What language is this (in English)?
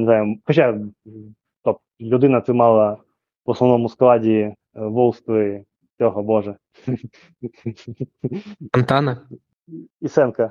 Ukrainian